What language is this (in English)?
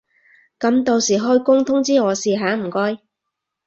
Cantonese